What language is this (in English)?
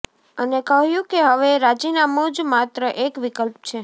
Gujarati